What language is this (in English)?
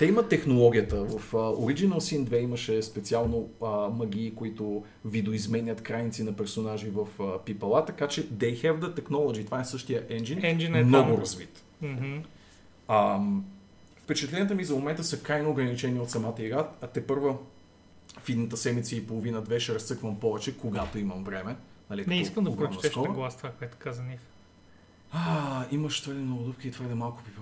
Bulgarian